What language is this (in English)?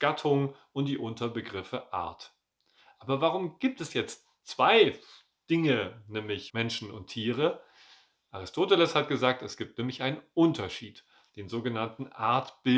German